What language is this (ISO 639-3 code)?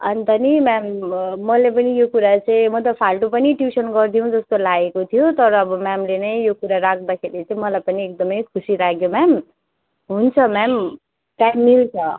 nep